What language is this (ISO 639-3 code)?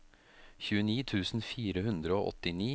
nor